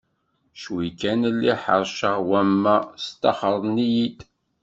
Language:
Kabyle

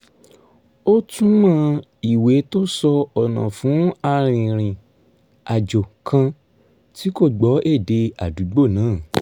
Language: Yoruba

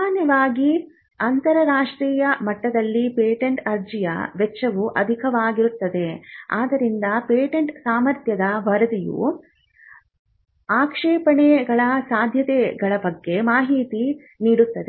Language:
Kannada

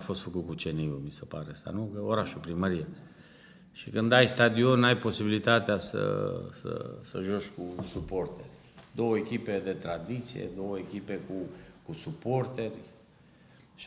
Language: Romanian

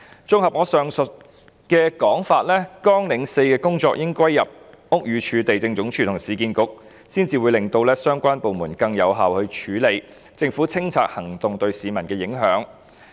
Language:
Cantonese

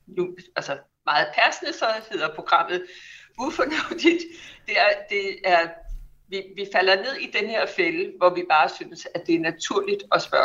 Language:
Danish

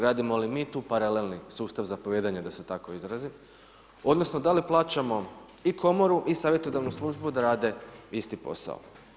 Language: Croatian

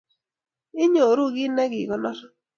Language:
Kalenjin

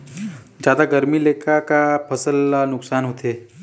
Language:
Chhattisgarhi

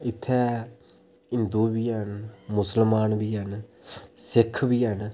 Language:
Dogri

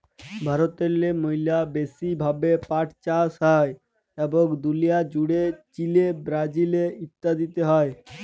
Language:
Bangla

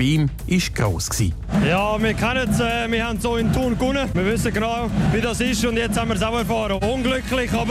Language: German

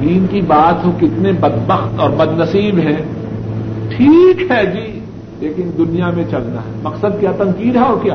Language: Urdu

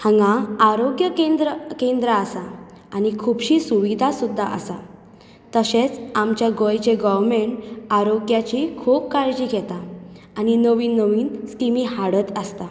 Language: Konkani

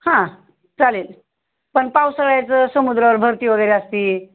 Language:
Marathi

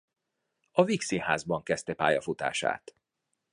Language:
Hungarian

